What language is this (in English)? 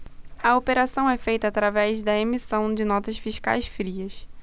Portuguese